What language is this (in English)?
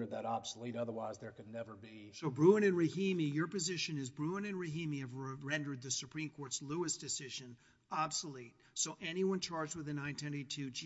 English